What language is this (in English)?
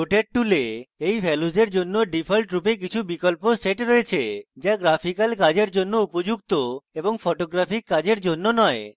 Bangla